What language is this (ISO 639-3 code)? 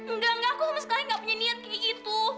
ind